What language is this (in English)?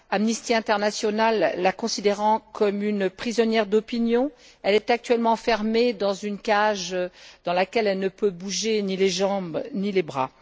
French